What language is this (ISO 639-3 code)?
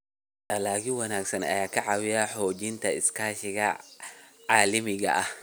som